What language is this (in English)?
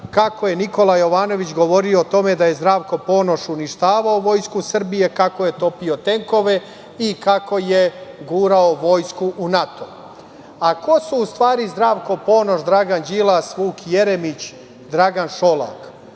Serbian